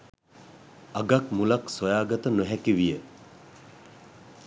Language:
Sinhala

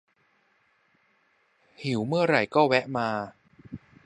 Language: Thai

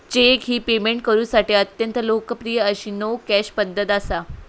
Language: Marathi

